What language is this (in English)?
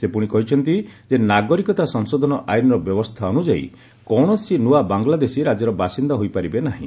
Odia